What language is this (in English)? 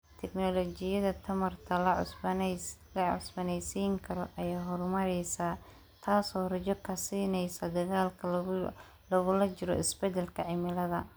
Somali